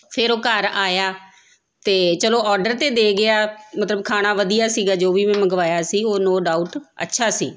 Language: Punjabi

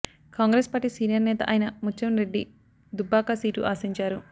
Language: Telugu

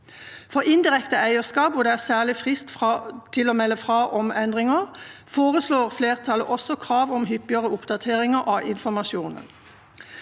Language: Norwegian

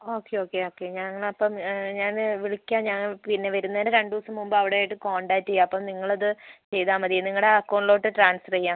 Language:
Malayalam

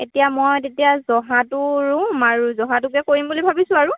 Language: Assamese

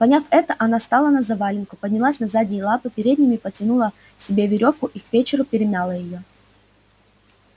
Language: Russian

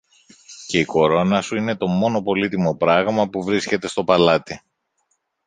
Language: Greek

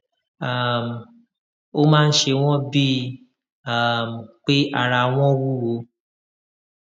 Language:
Yoruba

